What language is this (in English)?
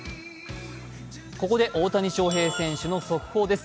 Japanese